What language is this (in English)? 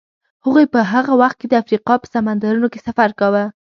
Pashto